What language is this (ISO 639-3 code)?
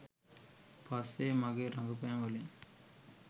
sin